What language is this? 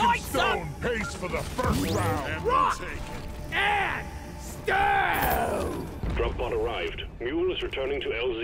English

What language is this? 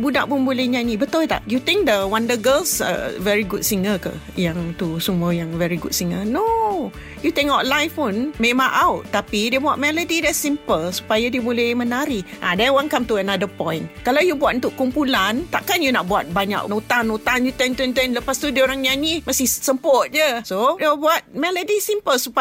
Malay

